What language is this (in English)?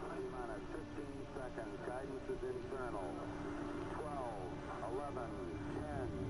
German